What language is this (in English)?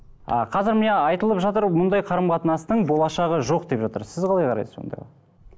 Kazakh